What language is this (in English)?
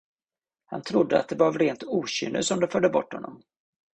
Swedish